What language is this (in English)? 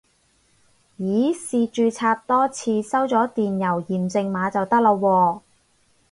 Cantonese